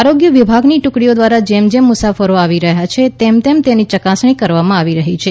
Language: Gujarati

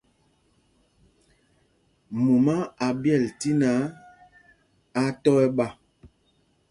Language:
Mpumpong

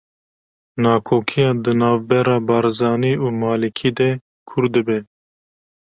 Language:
Kurdish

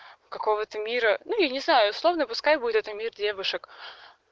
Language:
Russian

